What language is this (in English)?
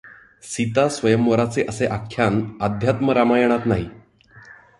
Marathi